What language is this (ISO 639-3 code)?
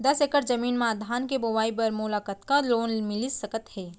hne